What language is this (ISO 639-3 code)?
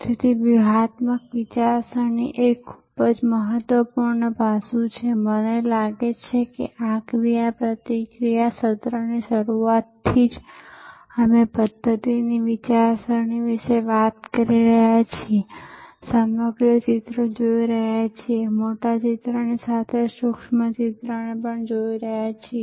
guj